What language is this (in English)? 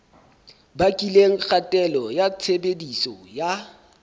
Southern Sotho